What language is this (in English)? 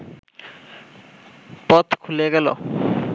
Bangla